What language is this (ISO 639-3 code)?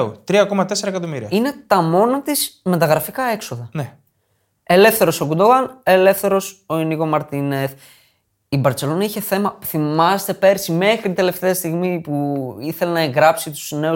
ell